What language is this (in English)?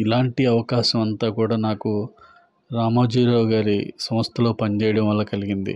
Telugu